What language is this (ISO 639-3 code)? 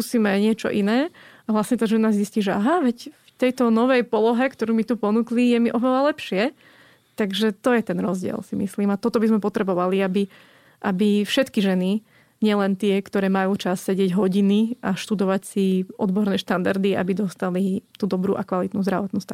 slk